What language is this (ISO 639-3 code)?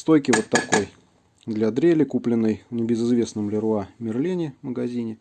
rus